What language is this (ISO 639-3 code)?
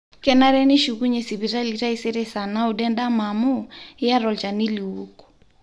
mas